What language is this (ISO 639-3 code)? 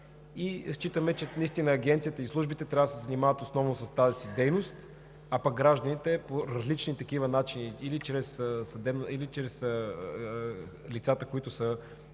bul